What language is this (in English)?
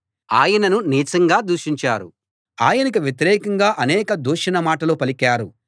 Telugu